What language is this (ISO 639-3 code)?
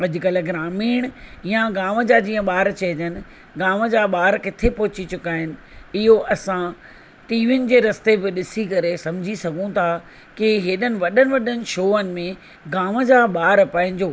snd